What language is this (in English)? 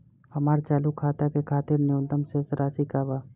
Bhojpuri